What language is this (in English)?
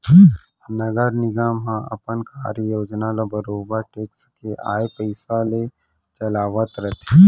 Chhattisgarhi